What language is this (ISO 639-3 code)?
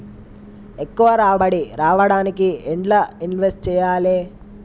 tel